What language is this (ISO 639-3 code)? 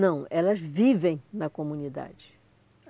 por